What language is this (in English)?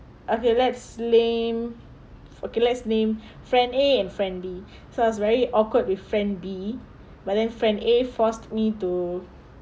English